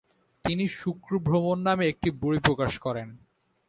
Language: Bangla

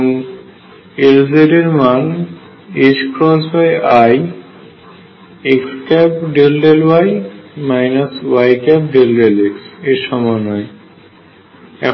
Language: Bangla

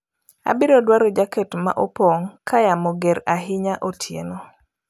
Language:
Luo (Kenya and Tanzania)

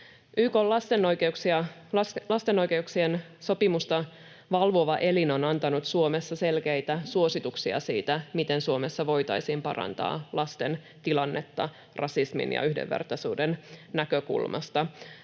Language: Finnish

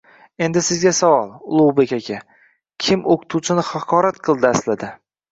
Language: Uzbek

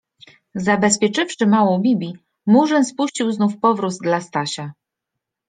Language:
Polish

